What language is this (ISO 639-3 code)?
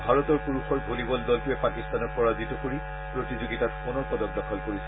asm